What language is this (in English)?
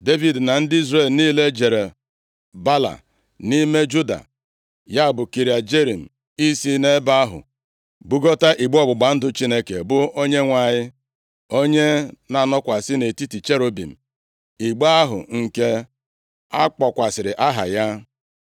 Igbo